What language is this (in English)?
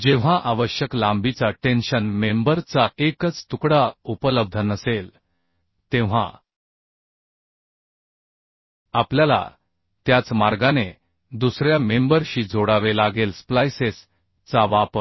Marathi